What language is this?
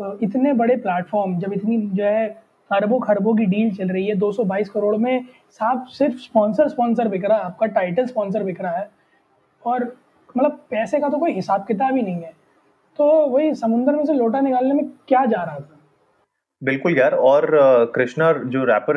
Hindi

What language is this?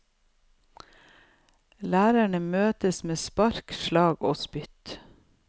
Norwegian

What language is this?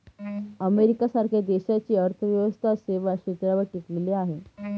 Marathi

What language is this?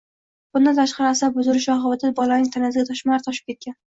Uzbek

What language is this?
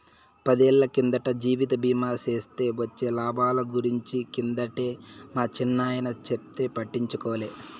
Telugu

